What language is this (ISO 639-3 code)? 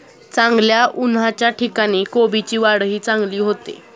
mar